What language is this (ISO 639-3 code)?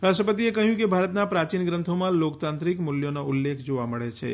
guj